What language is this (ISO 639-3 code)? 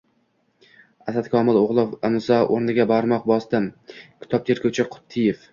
uzb